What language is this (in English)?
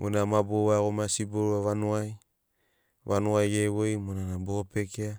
Sinaugoro